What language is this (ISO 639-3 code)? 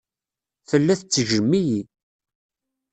kab